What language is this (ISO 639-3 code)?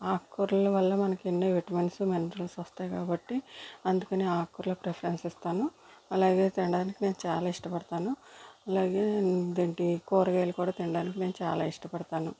tel